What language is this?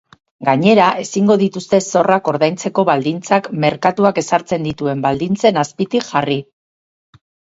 Basque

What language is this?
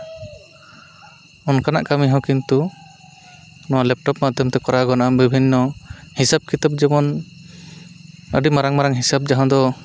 Santali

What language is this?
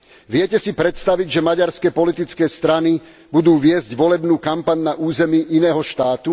Slovak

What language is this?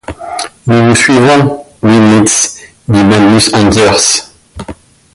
French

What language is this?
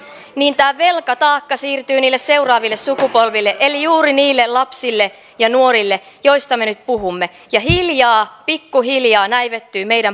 Finnish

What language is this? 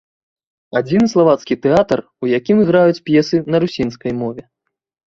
Belarusian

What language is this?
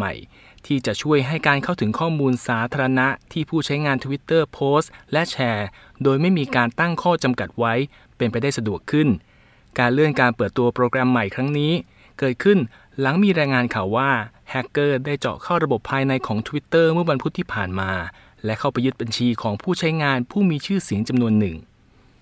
Thai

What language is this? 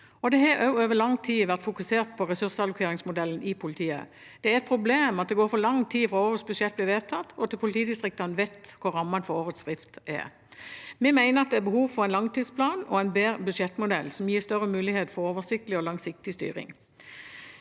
Norwegian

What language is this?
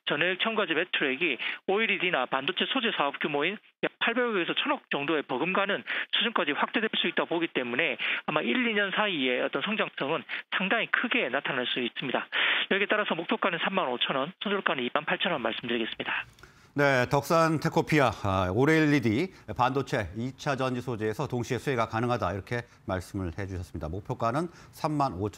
Korean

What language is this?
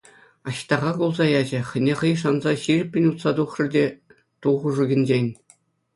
Chuvash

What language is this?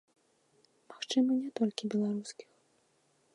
Belarusian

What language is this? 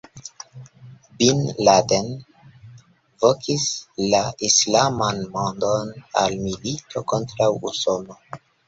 Esperanto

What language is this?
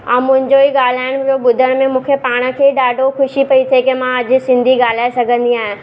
Sindhi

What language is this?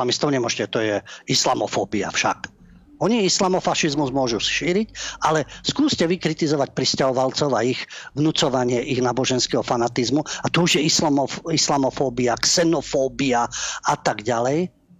Slovak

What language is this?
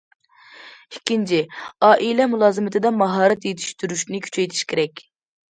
Uyghur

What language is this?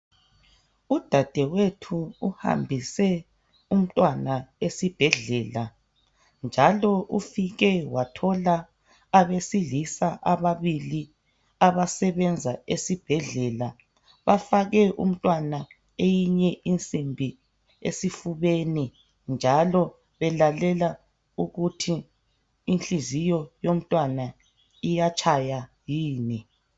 North Ndebele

